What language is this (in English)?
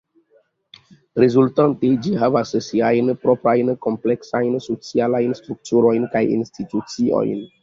Esperanto